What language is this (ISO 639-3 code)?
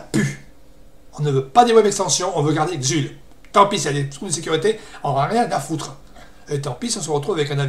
fra